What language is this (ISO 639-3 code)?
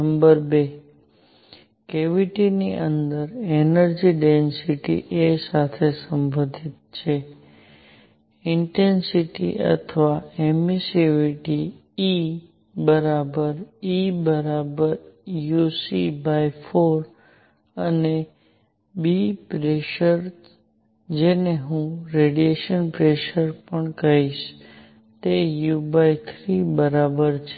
guj